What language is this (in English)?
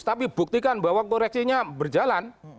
Indonesian